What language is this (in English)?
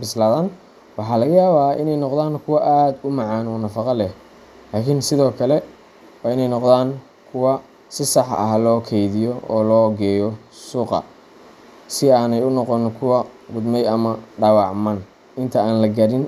Somali